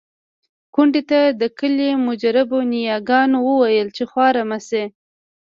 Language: Pashto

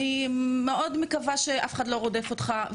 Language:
Hebrew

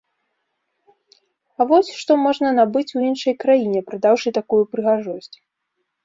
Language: Belarusian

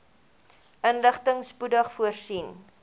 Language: Afrikaans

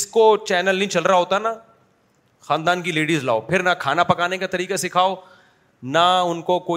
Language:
Urdu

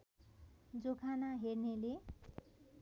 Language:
Nepali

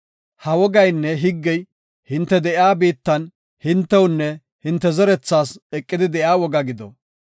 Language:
Gofa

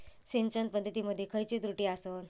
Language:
Marathi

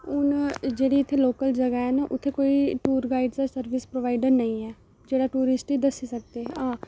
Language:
Dogri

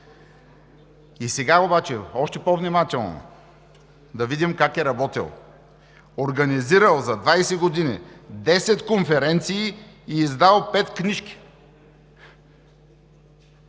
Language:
Bulgarian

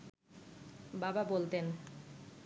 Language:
Bangla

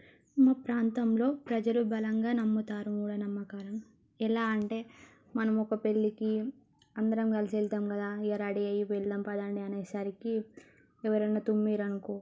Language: Telugu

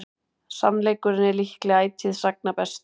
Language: Icelandic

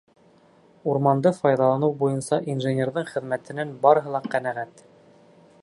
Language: Bashkir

